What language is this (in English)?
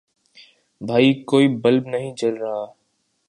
Urdu